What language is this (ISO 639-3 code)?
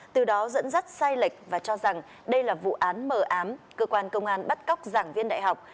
vie